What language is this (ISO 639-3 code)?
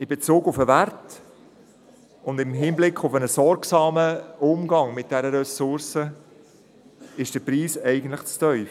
gsw